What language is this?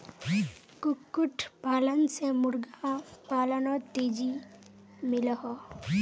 Magahi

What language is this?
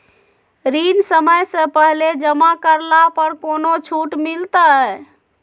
Magahi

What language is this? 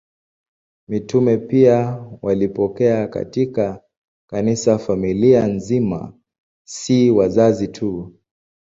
Swahili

